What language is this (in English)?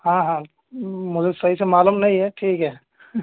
Urdu